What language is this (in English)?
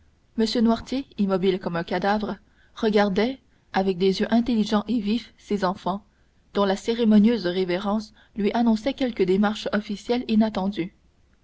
French